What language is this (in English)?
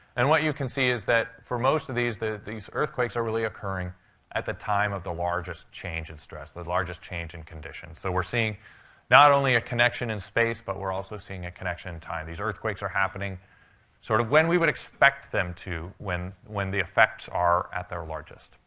English